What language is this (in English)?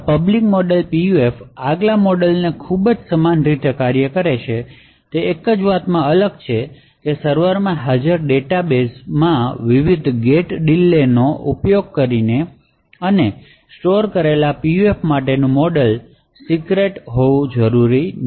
Gujarati